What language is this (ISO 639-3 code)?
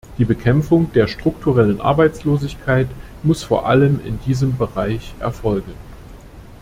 deu